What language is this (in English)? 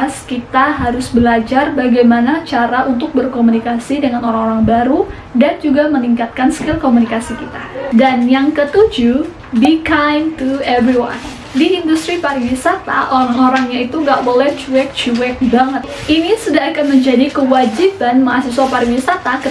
Indonesian